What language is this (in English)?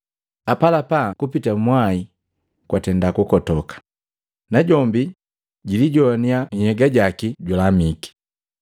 Matengo